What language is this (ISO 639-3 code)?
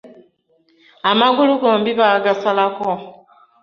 lug